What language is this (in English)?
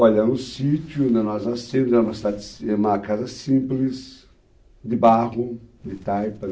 Portuguese